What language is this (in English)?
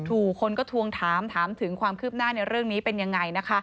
Thai